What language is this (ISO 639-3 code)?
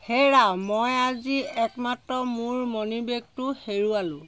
asm